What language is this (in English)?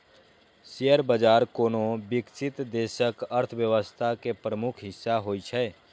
Maithili